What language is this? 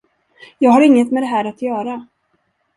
Swedish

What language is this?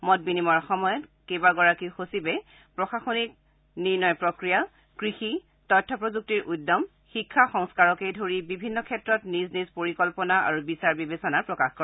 Assamese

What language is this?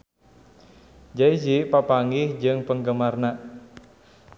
Sundanese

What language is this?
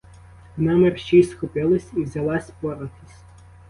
Ukrainian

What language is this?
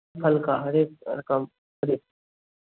Hindi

